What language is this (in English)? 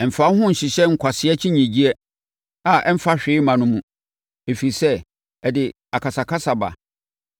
Akan